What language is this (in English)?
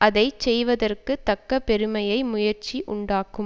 Tamil